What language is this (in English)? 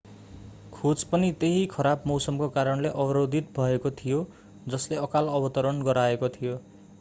Nepali